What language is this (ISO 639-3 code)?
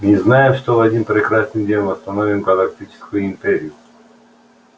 rus